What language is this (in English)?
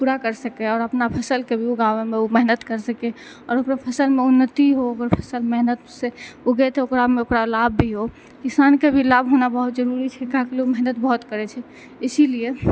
Maithili